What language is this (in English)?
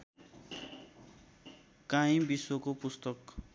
Nepali